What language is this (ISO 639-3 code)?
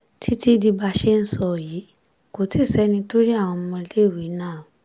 yor